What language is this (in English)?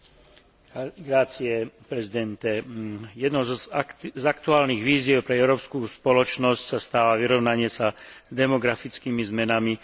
Slovak